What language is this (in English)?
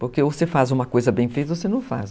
Portuguese